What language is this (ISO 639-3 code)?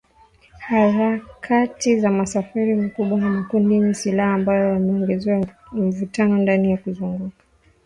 swa